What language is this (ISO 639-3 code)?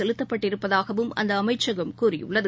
tam